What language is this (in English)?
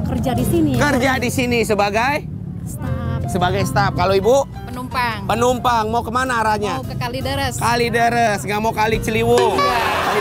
Indonesian